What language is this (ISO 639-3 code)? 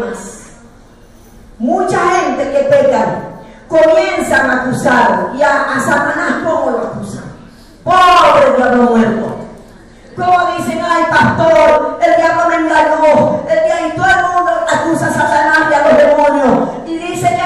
spa